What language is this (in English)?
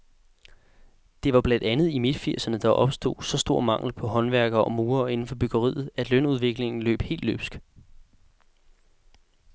Danish